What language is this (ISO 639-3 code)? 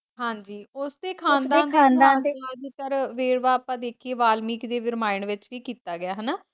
pan